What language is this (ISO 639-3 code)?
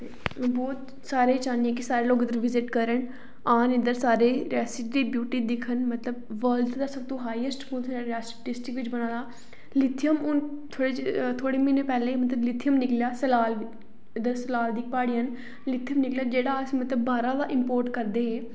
doi